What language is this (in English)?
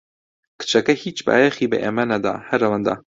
Central Kurdish